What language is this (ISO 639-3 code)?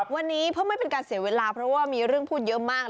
tha